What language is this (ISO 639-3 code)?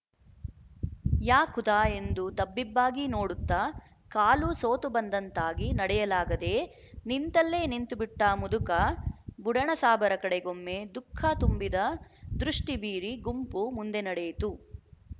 kan